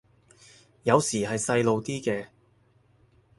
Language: Cantonese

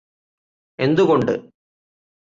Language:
Malayalam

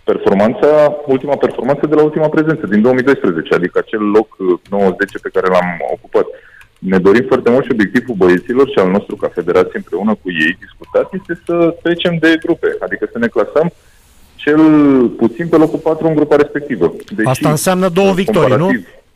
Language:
Romanian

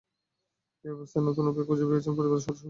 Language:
Bangla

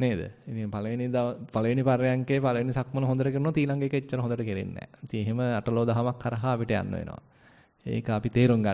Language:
Indonesian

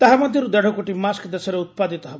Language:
Odia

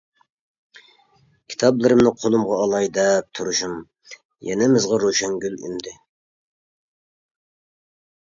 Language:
Uyghur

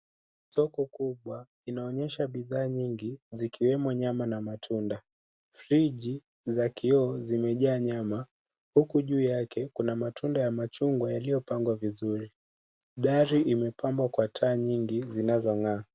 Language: Swahili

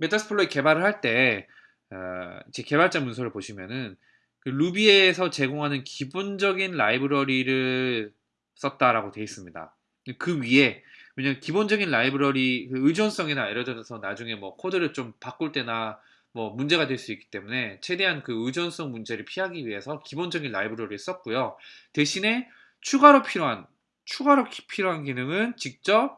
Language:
Korean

